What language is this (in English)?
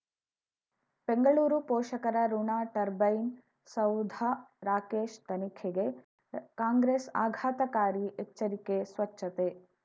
Kannada